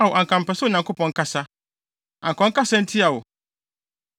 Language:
Akan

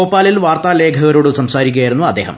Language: Malayalam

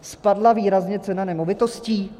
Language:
Czech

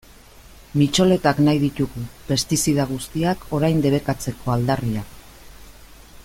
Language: Basque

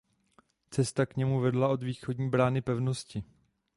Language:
Czech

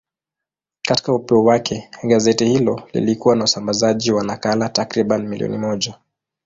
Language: Swahili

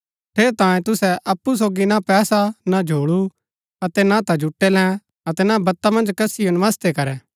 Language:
Gaddi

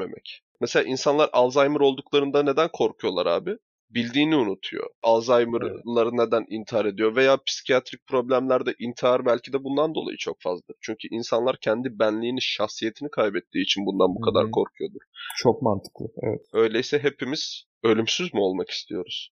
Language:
Turkish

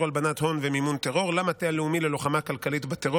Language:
Hebrew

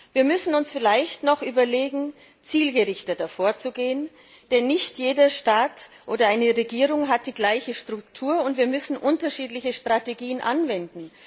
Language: German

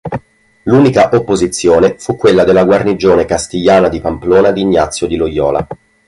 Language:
Italian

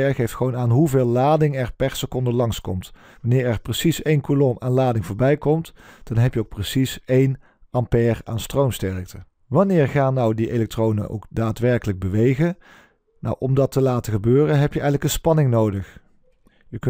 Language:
Dutch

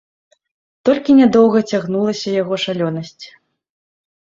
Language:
Belarusian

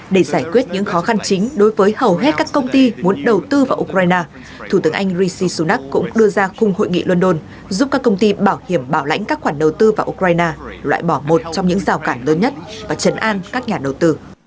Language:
Vietnamese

